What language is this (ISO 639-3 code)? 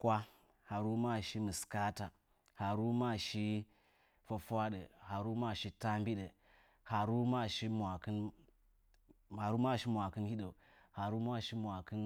nja